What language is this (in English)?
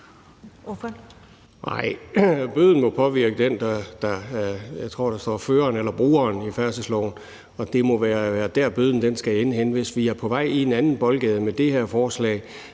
Danish